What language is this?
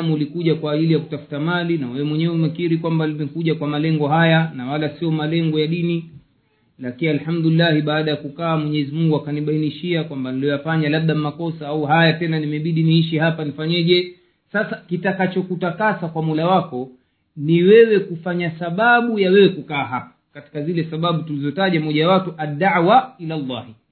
Swahili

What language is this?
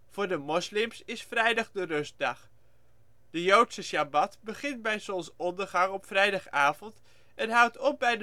Dutch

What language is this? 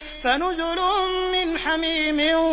Arabic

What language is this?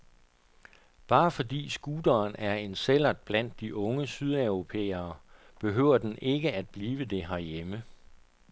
Danish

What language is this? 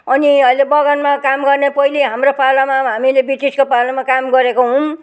Nepali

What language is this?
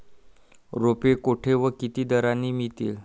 Marathi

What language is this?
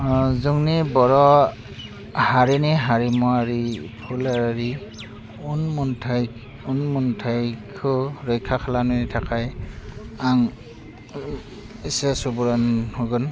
Bodo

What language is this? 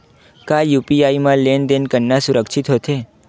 Chhattisgarhi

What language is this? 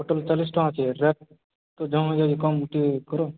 Odia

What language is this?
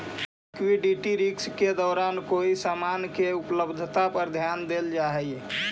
Magahi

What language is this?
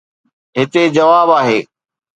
Sindhi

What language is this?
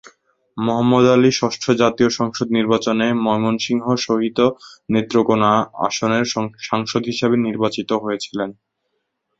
Bangla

